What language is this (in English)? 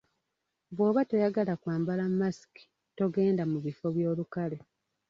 Ganda